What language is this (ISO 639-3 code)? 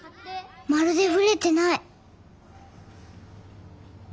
jpn